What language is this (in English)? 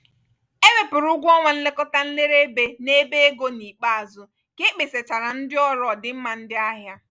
Igbo